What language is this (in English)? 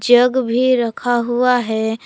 Hindi